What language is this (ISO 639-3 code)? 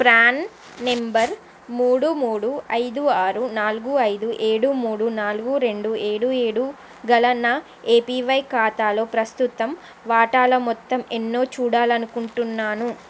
tel